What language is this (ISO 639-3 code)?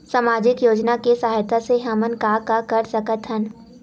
hne